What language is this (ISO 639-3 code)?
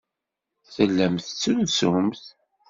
kab